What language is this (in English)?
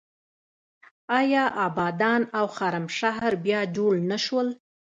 Pashto